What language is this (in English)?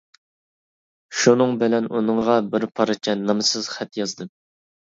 Uyghur